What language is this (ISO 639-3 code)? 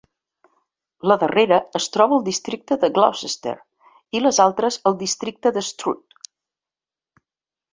cat